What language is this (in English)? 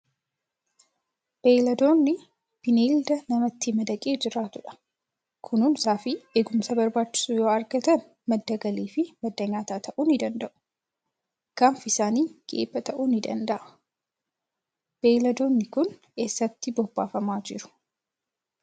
Oromo